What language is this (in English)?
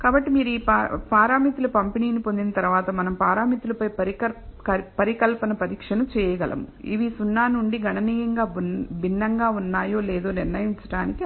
Telugu